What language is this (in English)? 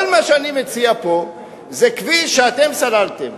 Hebrew